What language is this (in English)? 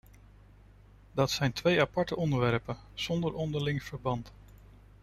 Dutch